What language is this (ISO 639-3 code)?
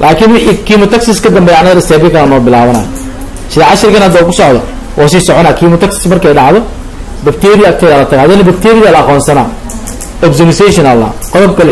ara